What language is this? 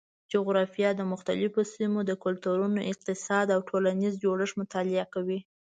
Pashto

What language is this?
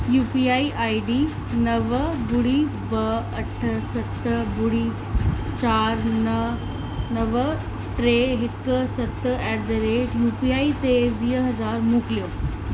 Sindhi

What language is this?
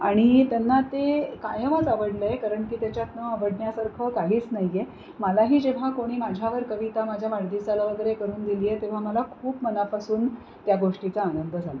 Marathi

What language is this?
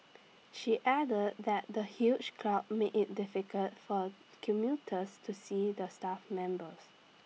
English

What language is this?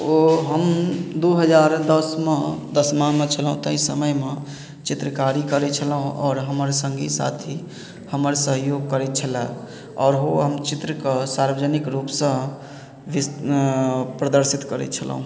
Maithili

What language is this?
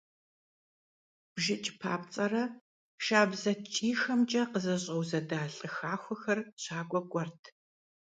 Kabardian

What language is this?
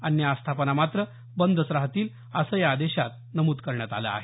Marathi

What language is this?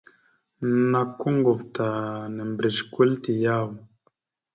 Mada (Cameroon)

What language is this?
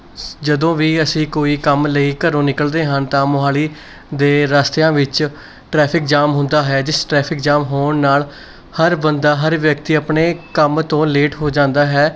Punjabi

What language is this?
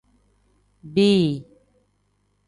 Tem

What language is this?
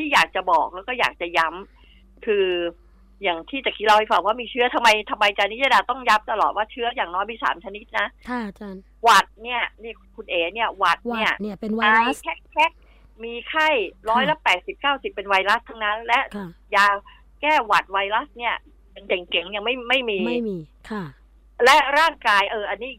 Thai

